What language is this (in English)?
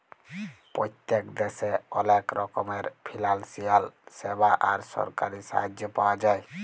Bangla